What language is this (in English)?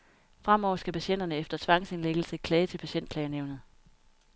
Danish